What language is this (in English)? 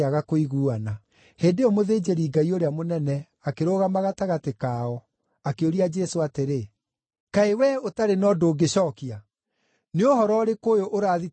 Kikuyu